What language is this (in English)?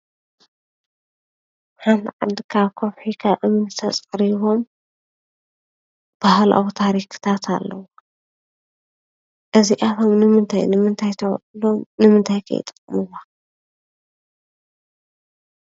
Tigrinya